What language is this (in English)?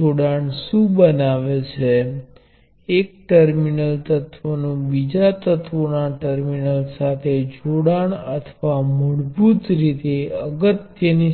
Gujarati